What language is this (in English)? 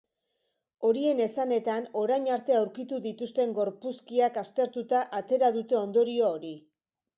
Basque